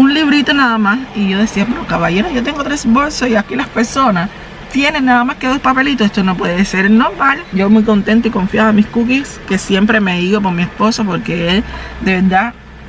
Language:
Spanish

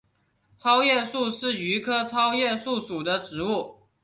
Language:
Chinese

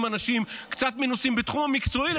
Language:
Hebrew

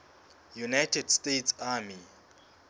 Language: Southern Sotho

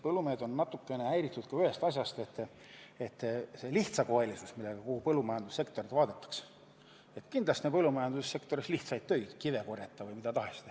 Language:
Estonian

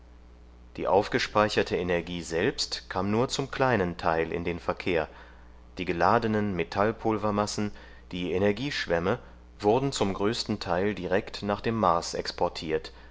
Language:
German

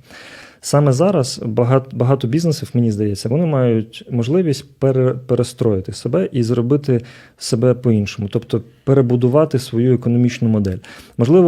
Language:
Ukrainian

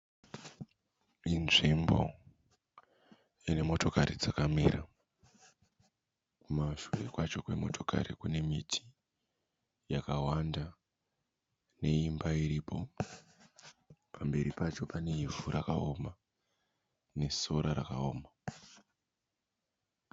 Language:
Shona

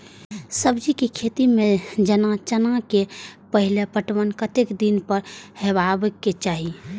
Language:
Maithili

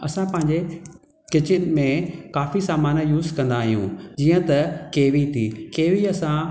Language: Sindhi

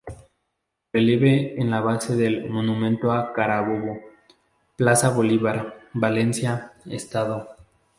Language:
Spanish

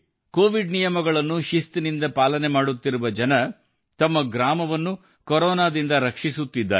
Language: Kannada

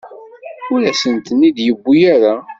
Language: Kabyle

